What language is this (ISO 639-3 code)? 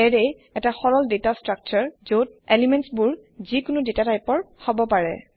asm